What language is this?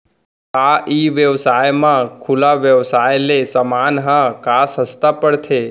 Chhattisgarhi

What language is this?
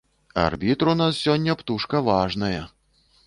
Belarusian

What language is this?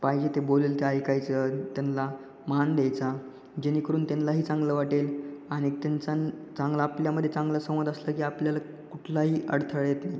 Marathi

